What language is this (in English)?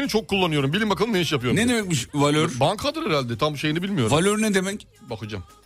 Turkish